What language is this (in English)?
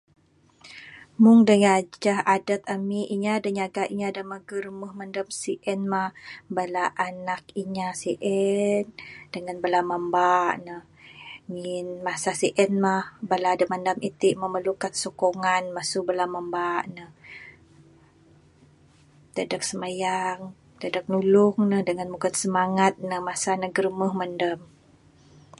Bukar-Sadung Bidayuh